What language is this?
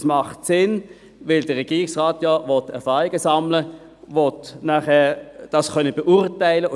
Swiss German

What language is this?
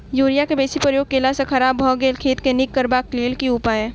Maithili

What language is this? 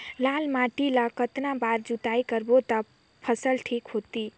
Chhattisgarhi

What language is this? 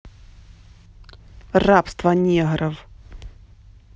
Russian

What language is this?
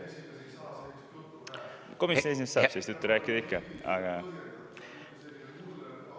Estonian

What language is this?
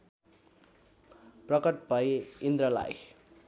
Nepali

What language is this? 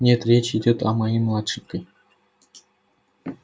Russian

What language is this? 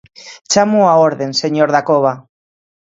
Galician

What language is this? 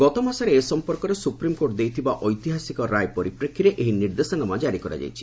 Odia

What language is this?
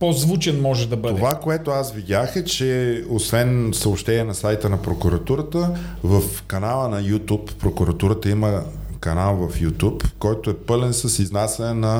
Bulgarian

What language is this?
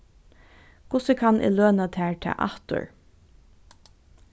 Faroese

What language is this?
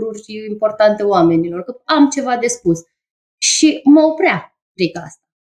Romanian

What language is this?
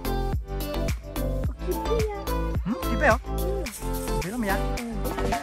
Thai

